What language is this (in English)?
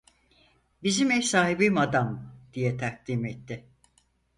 Turkish